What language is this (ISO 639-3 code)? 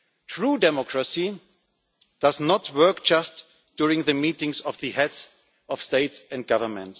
eng